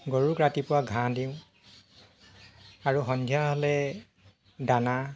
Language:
Assamese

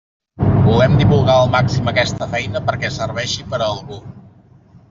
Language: Catalan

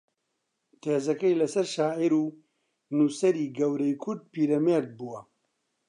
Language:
Central Kurdish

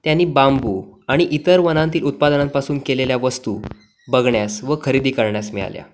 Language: Marathi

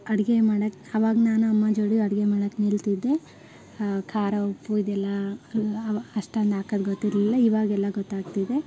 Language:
Kannada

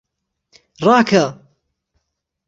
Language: Central Kurdish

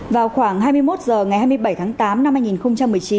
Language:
Vietnamese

